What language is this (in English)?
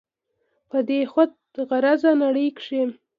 Pashto